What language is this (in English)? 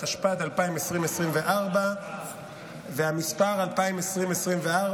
Hebrew